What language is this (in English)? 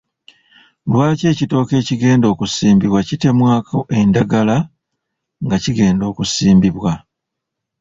Ganda